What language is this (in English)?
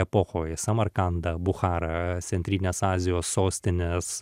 Lithuanian